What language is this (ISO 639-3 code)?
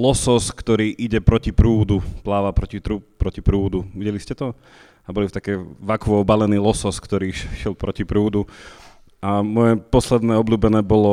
slk